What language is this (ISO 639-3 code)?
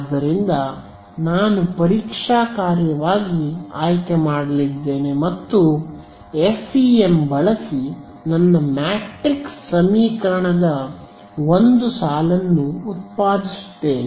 kan